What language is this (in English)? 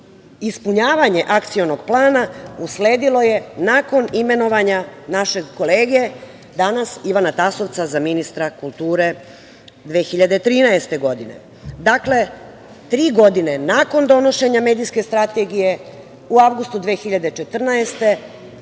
Serbian